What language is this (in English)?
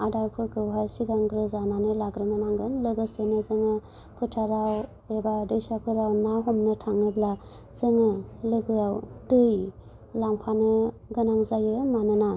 Bodo